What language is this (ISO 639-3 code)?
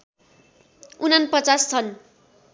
nep